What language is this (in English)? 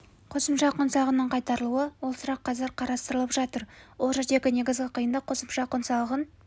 Kazakh